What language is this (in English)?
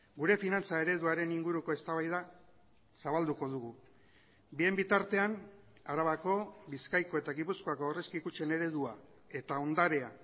Basque